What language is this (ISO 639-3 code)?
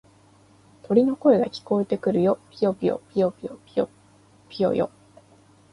jpn